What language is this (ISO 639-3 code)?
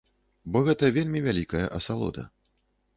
bel